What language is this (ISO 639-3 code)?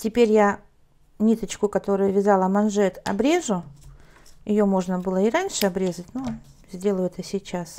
rus